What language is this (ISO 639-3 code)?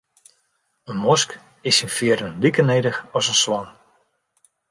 fry